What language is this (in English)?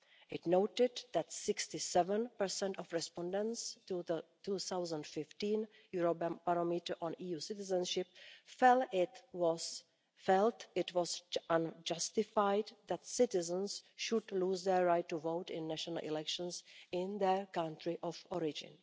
English